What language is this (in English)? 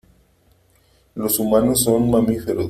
Spanish